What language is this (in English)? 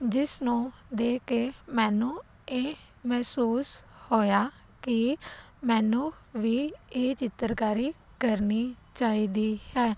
Punjabi